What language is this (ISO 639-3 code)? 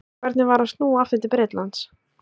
isl